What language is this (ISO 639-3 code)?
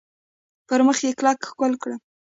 pus